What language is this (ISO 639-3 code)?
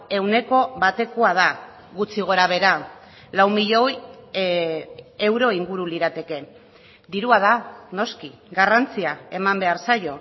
eus